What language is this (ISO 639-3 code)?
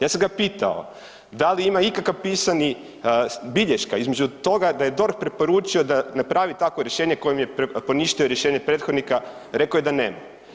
hrv